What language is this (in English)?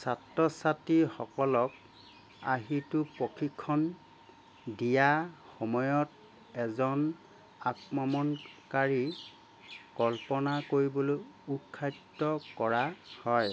Assamese